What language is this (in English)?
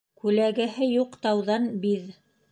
Bashkir